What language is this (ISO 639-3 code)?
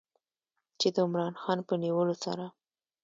pus